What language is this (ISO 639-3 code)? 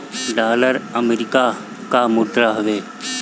bho